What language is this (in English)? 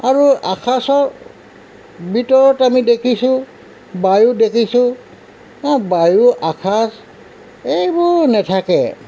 Assamese